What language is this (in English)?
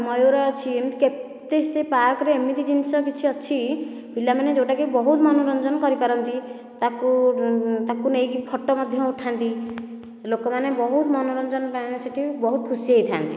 Odia